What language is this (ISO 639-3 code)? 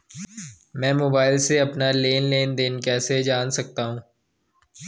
hin